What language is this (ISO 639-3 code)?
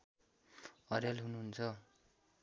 nep